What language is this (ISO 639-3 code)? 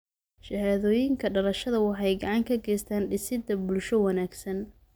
som